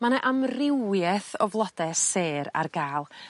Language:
Welsh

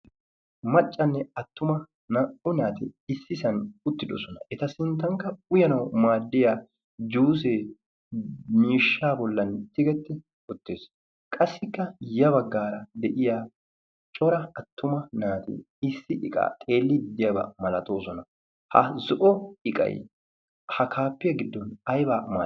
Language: Wolaytta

